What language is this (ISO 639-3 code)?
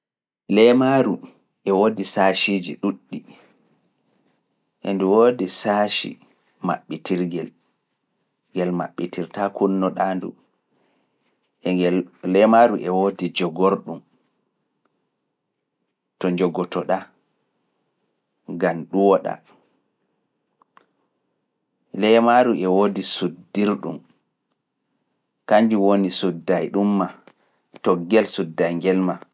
ful